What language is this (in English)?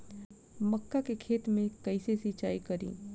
Bhojpuri